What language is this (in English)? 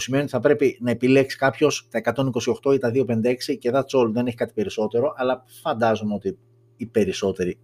Greek